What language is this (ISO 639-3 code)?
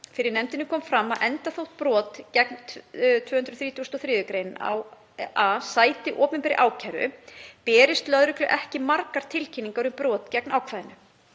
isl